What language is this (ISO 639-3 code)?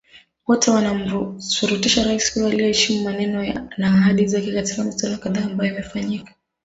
swa